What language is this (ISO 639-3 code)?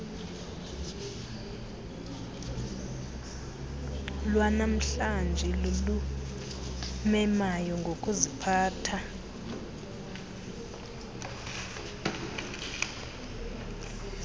xho